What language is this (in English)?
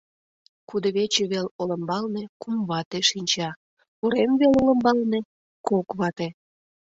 Mari